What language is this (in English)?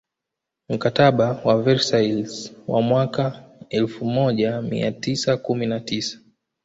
Swahili